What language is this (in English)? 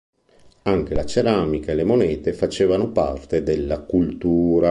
Italian